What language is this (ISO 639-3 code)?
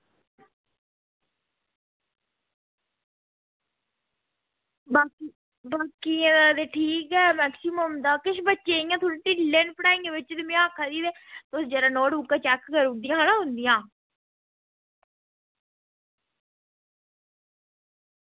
doi